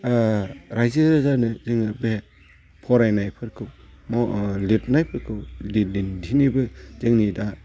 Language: Bodo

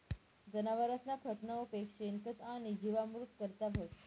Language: Marathi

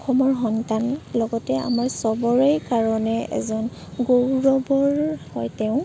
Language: Assamese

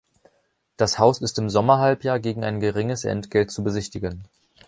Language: German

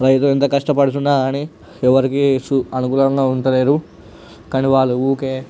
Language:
Telugu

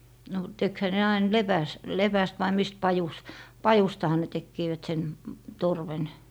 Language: Finnish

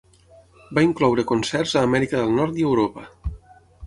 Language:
Catalan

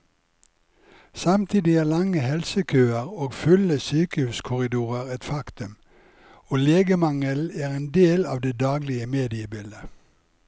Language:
Norwegian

